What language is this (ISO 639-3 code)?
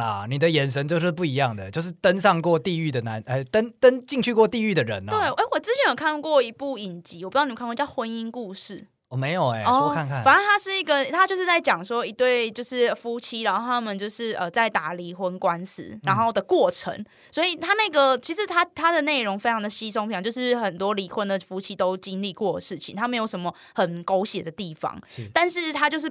zho